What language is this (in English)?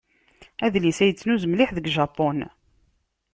Kabyle